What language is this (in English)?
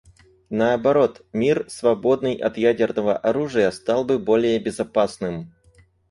Russian